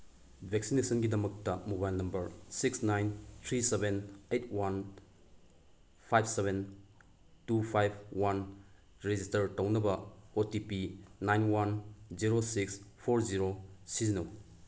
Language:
Manipuri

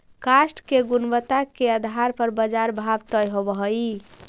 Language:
Magahi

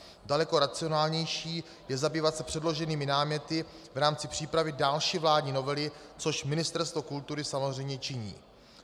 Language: Czech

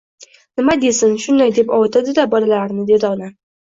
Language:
Uzbek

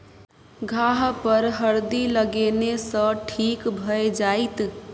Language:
Maithili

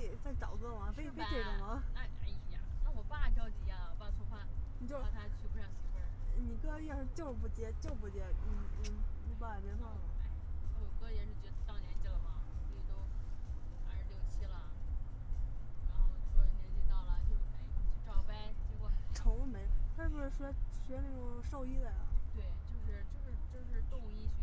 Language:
Chinese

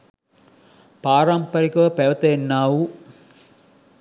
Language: Sinhala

